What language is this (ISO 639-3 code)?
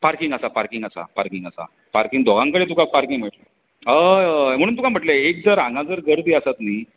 kok